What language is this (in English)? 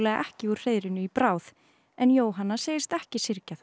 Icelandic